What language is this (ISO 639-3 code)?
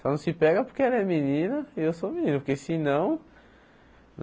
por